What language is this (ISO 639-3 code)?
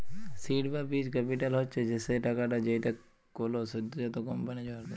ben